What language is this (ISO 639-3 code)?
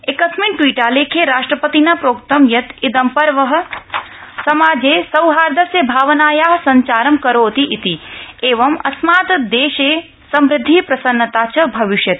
san